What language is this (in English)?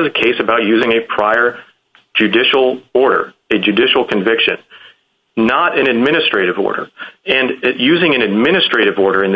English